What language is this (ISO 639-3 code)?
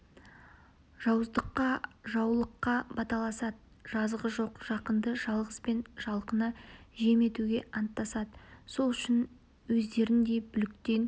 kaz